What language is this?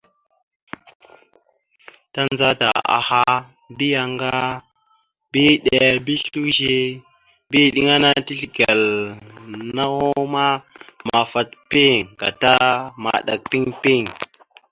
Mada (Cameroon)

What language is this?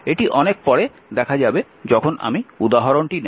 Bangla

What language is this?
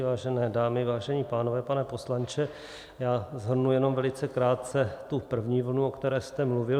Czech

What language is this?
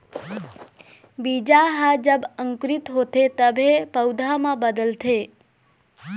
Chhattisgarhi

